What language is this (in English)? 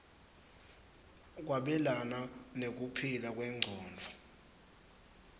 Swati